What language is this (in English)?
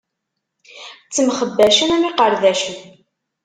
Kabyle